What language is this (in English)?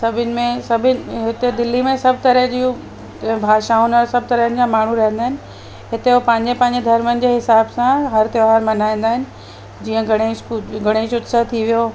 Sindhi